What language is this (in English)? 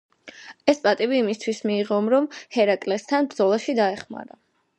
Georgian